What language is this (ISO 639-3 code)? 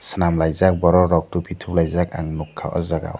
trp